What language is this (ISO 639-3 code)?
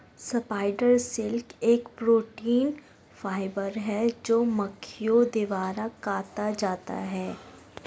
hin